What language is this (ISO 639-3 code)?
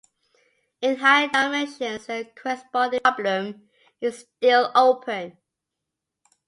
eng